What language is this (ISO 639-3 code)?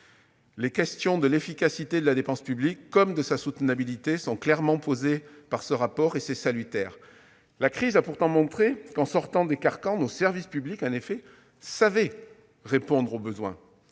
fra